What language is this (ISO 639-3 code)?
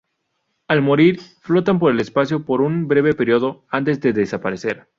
spa